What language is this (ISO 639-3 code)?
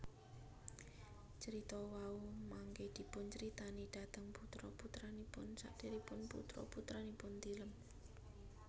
jav